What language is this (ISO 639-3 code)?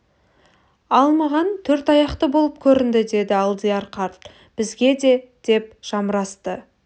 kaz